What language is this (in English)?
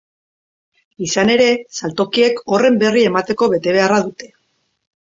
Basque